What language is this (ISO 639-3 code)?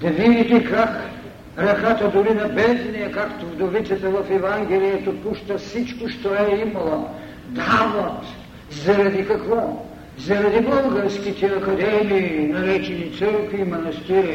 bul